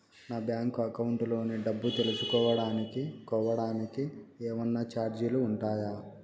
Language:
Telugu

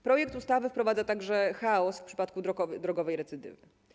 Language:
Polish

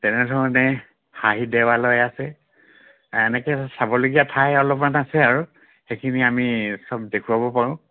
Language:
Assamese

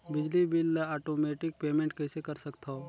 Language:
Chhattisgarhi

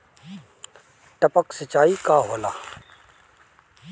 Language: Bhojpuri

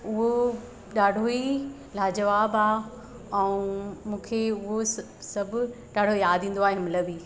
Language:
Sindhi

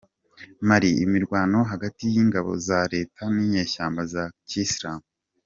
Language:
Kinyarwanda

